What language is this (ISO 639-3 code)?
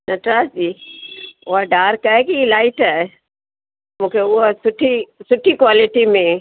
snd